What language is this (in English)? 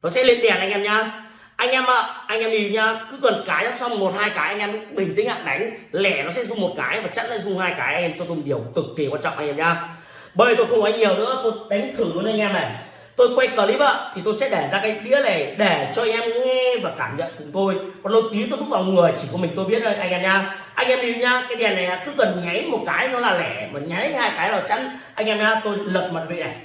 Vietnamese